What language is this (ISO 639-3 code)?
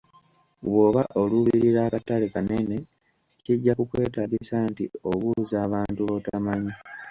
lug